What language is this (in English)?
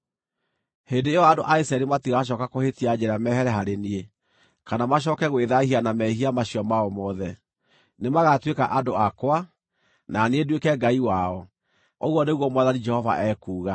Kikuyu